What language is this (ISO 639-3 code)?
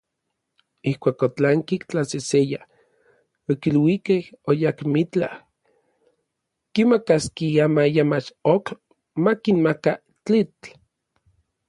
nlv